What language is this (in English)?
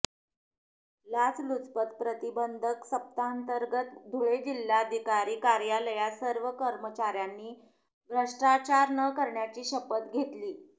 Marathi